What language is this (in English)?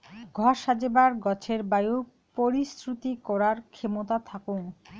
Bangla